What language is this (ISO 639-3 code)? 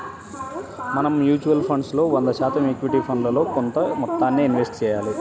tel